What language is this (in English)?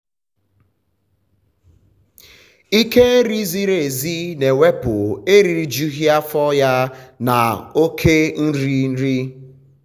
Igbo